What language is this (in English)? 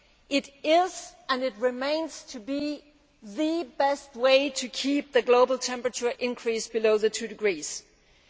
English